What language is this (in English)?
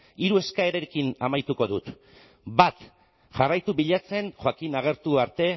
Basque